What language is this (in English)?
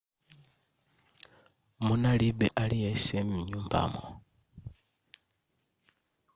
Nyanja